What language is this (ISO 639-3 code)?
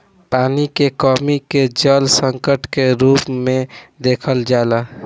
bho